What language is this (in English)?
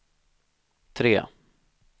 Swedish